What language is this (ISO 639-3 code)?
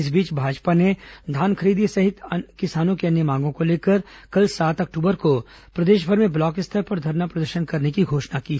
hin